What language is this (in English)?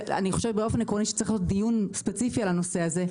Hebrew